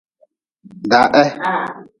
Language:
Nawdm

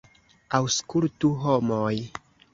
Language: Esperanto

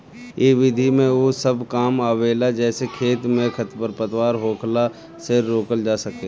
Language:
Bhojpuri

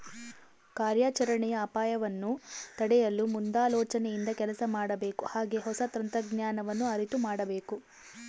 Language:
Kannada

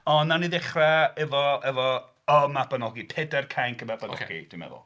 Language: Welsh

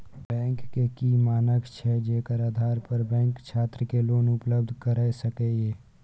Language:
Maithili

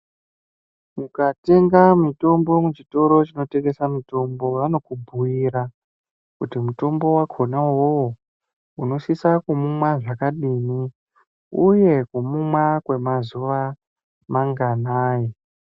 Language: Ndau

